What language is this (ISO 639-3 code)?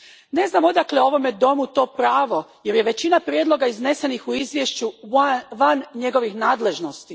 hrv